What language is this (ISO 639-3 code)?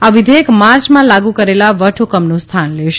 guj